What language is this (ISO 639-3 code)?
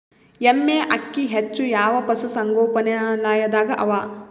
kan